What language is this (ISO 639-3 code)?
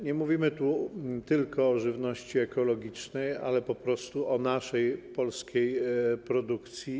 pol